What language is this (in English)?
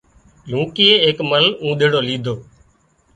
Wadiyara Koli